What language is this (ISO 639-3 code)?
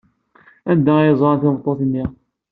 kab